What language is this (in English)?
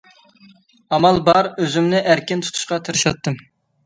Uyghur